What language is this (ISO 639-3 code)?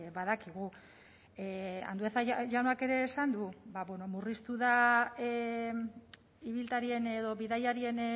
eus